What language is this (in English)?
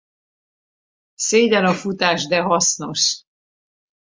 Hungarian